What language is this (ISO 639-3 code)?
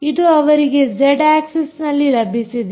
kan